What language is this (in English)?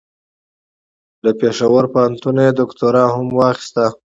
Pashto